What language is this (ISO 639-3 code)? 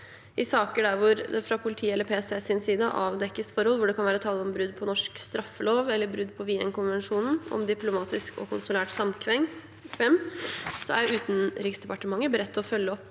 nor